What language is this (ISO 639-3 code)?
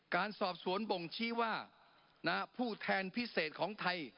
tha